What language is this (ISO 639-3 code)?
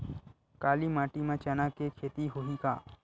hne